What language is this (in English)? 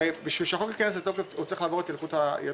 Hebrew